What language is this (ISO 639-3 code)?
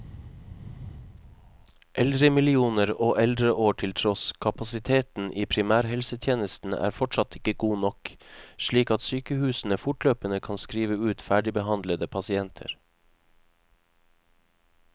nor